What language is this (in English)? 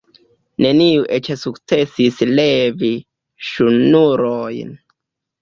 Esperanto